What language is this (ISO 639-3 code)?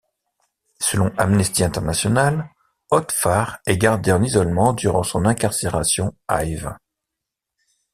fra